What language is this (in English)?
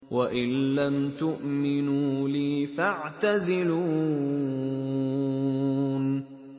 Arabic